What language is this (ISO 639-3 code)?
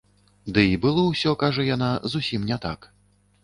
bel